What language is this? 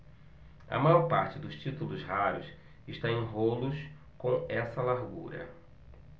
Portuguese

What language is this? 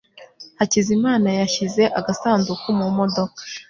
Kinyarwanda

